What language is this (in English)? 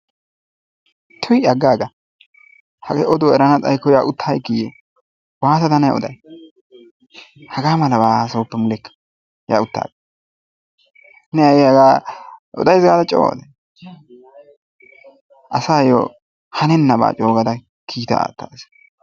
Wolaytta